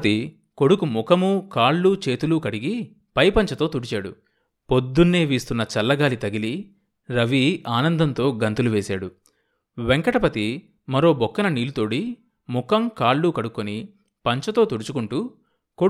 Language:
Telugu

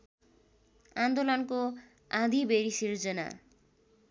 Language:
Nepali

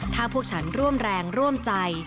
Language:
Thai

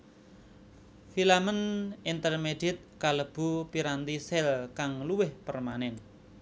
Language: Javanese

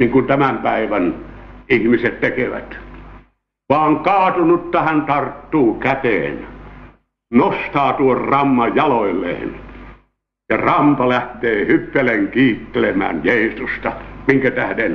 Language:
Finnish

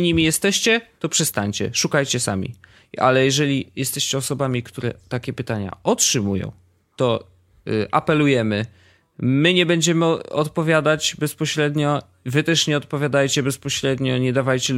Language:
Polish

